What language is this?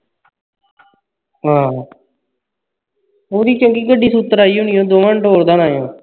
Punjabi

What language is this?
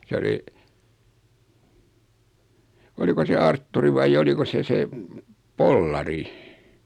Finnish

